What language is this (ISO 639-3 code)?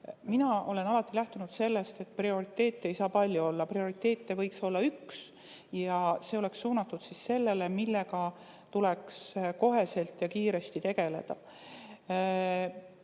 est